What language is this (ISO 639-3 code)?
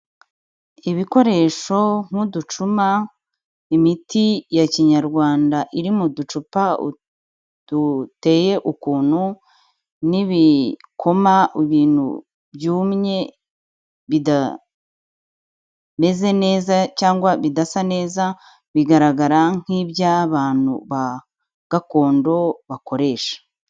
kin